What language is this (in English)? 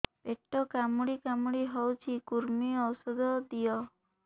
Odia